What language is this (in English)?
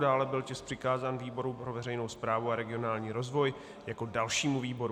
Czech